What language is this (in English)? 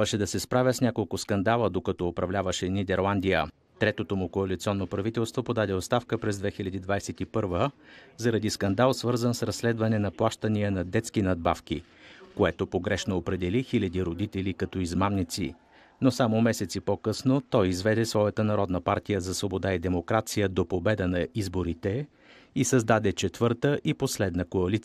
Bulgarian